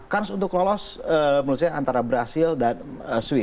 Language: Indonesian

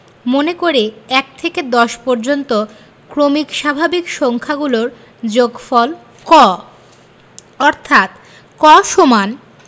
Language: Bangla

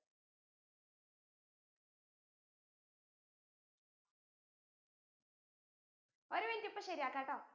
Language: Malayalam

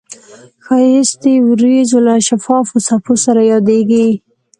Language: Pashto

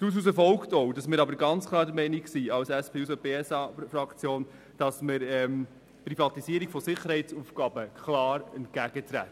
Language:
Swiss German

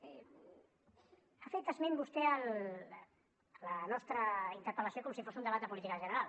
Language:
Catalan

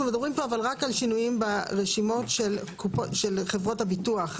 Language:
Hebrew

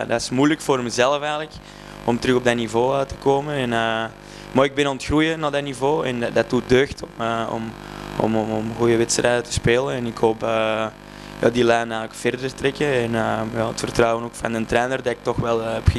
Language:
Dutch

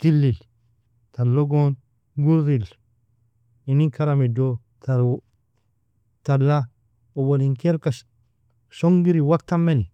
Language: Nobiin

